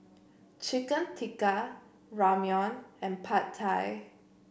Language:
English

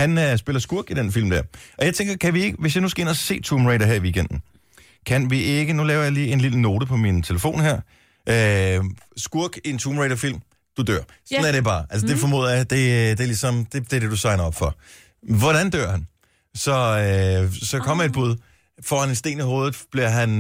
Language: Danish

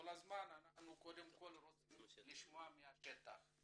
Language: Hebrew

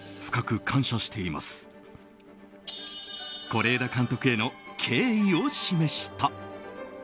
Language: Japanese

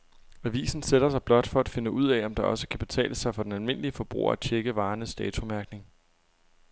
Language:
Danish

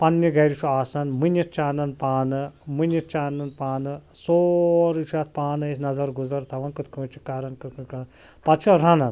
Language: Kashmiri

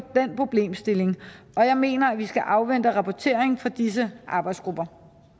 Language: Danish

